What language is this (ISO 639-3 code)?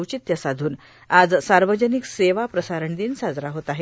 mar